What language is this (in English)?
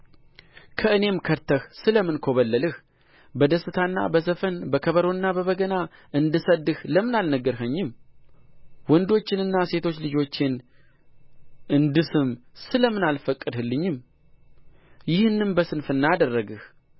Amharic